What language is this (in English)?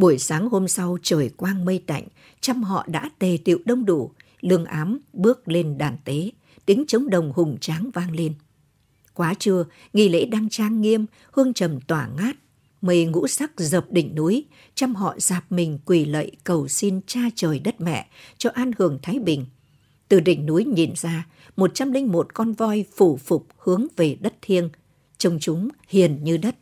Vietnamese